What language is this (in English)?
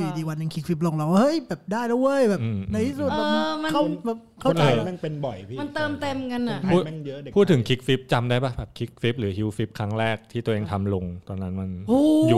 Thai